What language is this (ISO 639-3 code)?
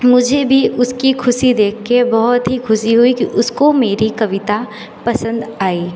hin